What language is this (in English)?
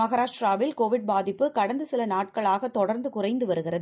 Tamil